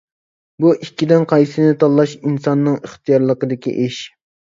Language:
Uyghur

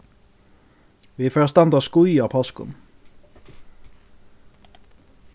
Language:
Faroese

